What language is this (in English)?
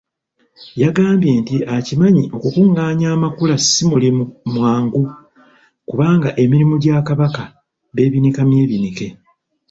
Ganda